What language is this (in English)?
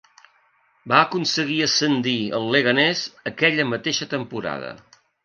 Catalan